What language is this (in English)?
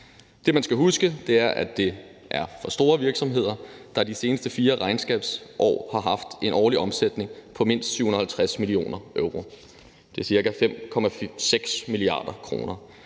Danish